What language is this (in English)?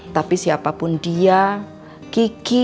Indonesian